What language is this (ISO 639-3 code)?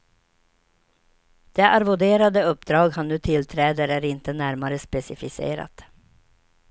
swe